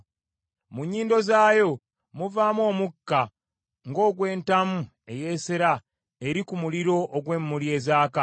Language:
Ganda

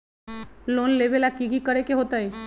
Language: Magahi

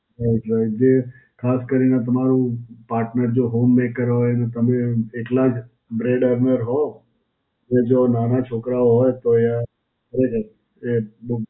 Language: Gujarati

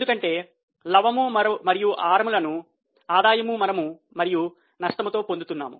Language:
Telugu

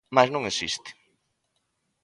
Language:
Galician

